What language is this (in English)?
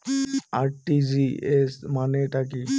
Bangla